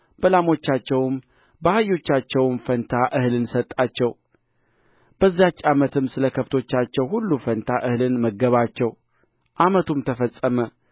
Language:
Amharic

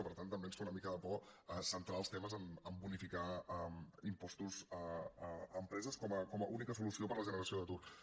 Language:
Catalan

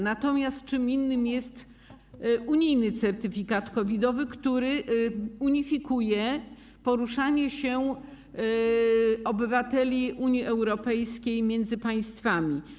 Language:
Polish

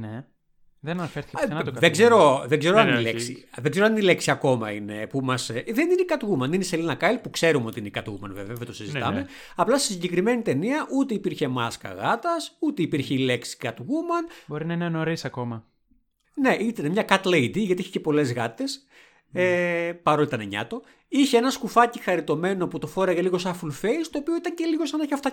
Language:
Greek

